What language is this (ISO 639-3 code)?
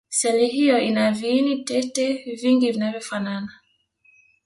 swa